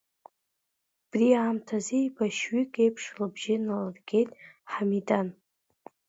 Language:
Abkhazian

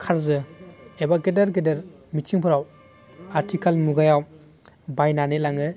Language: Bodo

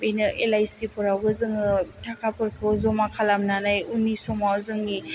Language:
Bodo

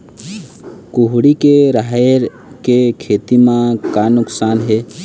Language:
Chhattisgarhi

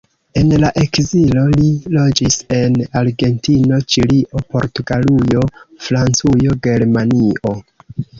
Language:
Esperanto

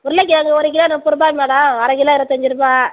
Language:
Tamil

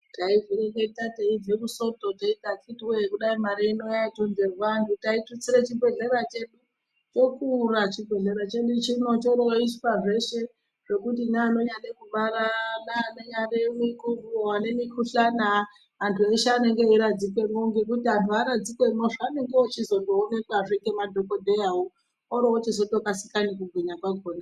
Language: Ndau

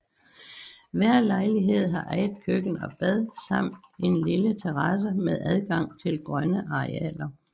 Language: Danish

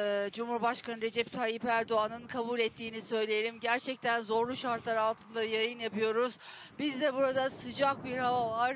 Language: Turkish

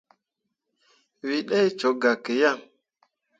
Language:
Mundang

